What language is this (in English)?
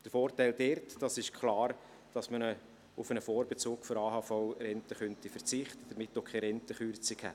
Swiss German